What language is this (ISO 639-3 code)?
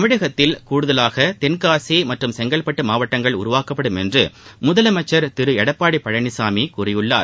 tam